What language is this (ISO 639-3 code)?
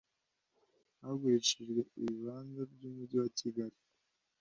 kin